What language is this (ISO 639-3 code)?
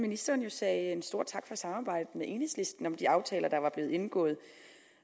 dan